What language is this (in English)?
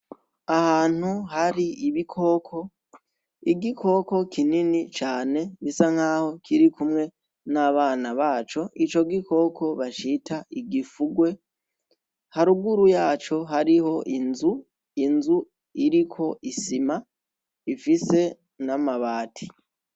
Rundi